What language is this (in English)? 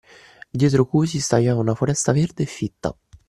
Italian